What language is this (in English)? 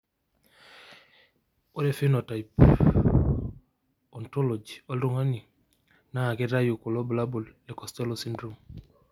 Masai